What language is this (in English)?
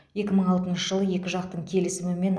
Kazakh